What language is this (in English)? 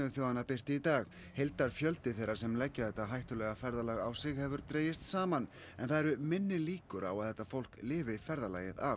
Icelandic